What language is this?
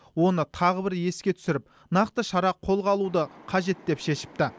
Kazakh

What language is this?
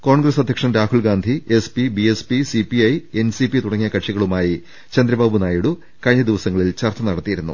Malayalam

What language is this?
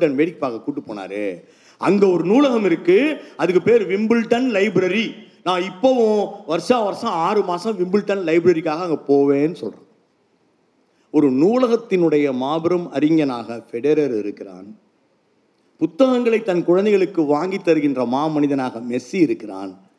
Tamil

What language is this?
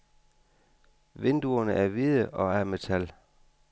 Danish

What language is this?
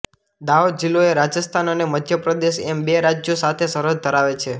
Gujarati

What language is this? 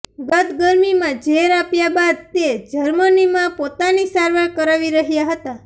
Gujarati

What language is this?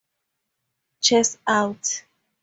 English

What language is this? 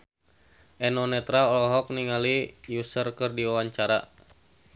Sundanese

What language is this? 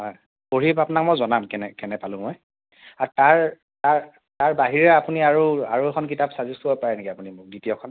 Assamese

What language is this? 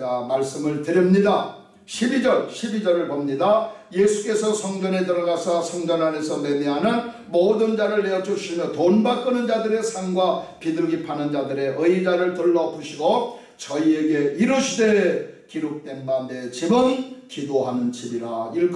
Korean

